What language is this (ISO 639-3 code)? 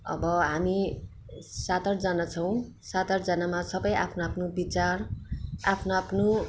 nep